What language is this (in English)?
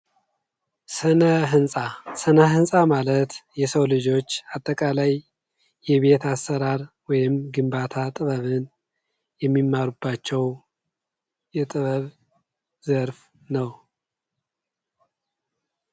Amharic